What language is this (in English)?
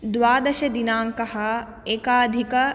Sanskrit